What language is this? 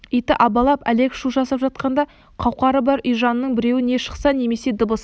Kazakh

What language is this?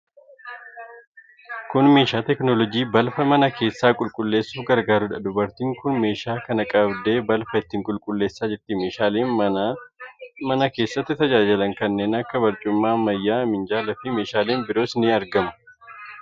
Oromo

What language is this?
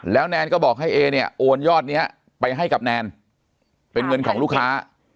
Thai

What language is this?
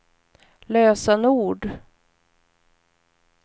Swedish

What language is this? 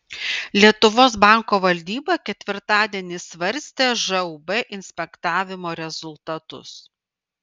Lithuanian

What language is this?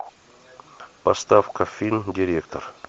Russian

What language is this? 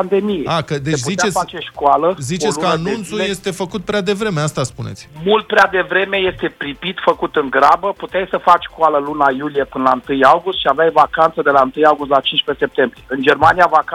Romanian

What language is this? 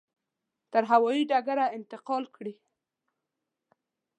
Pashto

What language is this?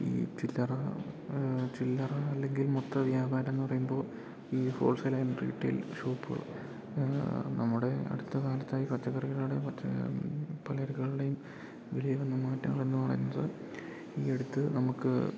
Malayalam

